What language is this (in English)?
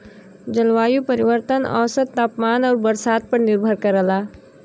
Bhojpuri